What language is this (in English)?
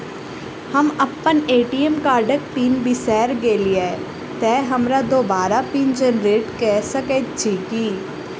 Maithili